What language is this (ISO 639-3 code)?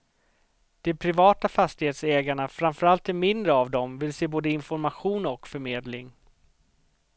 swe